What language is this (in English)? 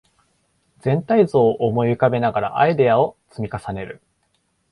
Japanese